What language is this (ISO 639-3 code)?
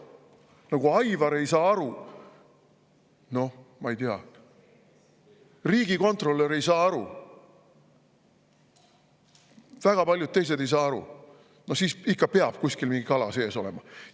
est